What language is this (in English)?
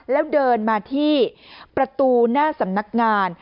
Thai